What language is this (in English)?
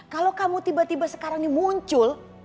Indonesian